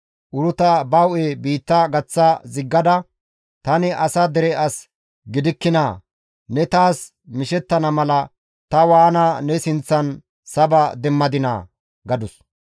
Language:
Gamo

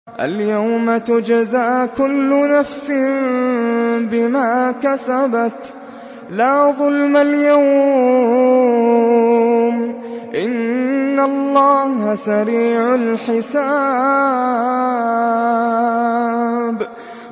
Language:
Arabic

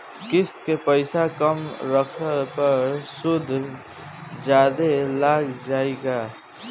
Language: Bhojpuri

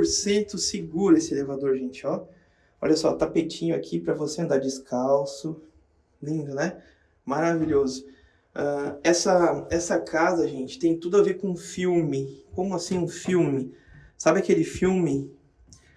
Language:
Portuguese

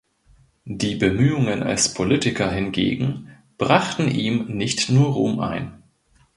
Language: German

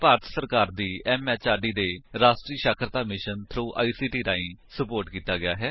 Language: Punjabi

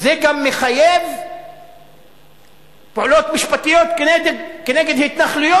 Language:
Hebrew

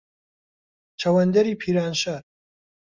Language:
Central Kurdish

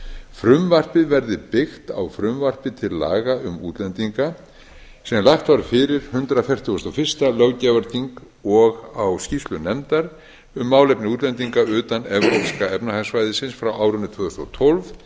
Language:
Icelandic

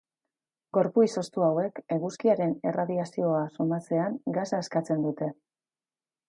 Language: Basque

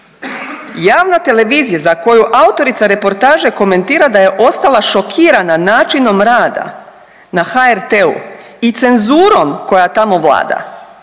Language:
Croatian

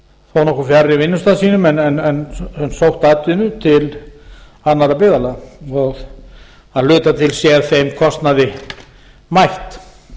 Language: Icelandic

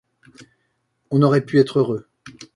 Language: French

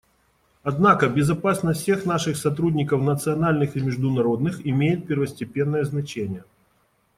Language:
Russian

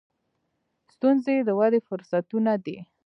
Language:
Pashto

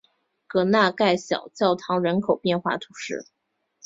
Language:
Chinese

